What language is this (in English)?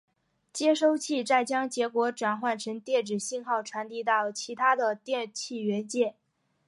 Chinese